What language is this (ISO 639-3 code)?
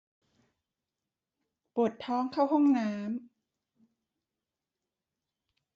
tha